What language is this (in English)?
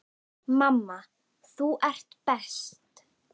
Icelandic